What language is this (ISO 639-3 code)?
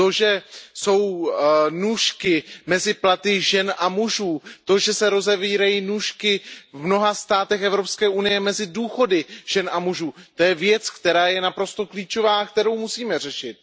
ces